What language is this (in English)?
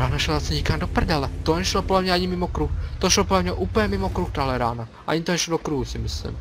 Czech